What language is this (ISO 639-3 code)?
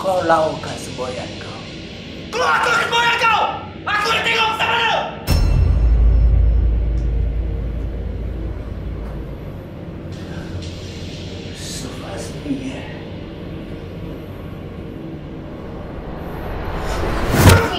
msa